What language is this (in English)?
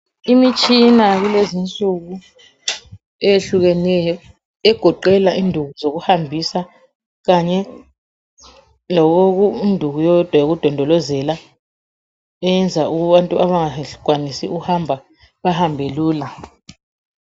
North Ndebele